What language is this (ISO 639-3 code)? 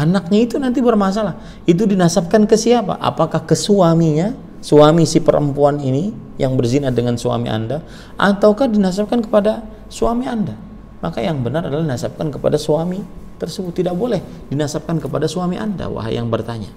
ind